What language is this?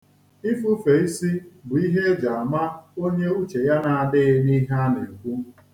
Igbo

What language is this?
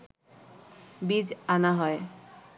Bangla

